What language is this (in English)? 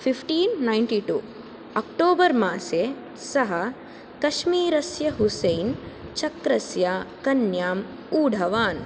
Sanskrit